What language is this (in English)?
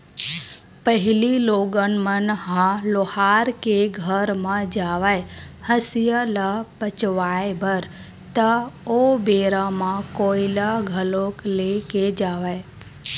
Chhattisgarhi